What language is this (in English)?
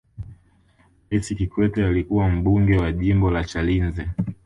Swahili